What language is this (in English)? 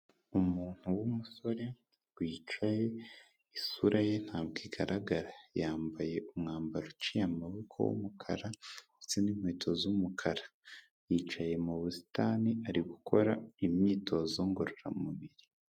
Kinyarwanda